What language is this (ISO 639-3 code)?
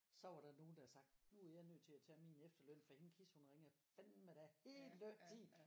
dan